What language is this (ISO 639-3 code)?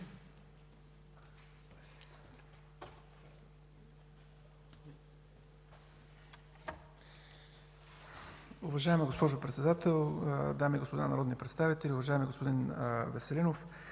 bul